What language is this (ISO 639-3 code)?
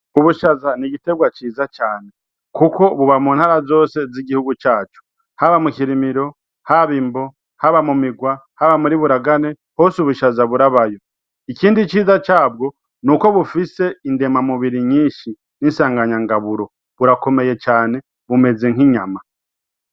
run